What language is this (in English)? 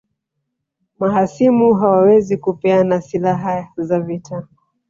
Swahili